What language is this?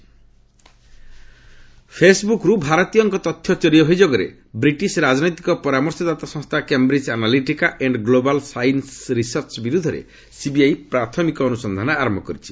Odia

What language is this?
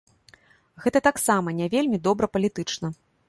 Belarusian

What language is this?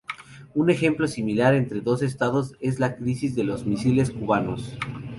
Spanish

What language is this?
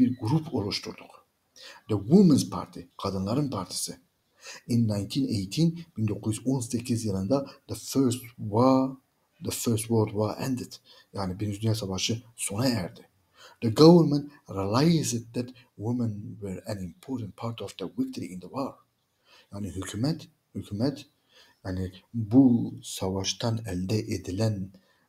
Turkish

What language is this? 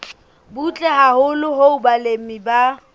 Southern Sotho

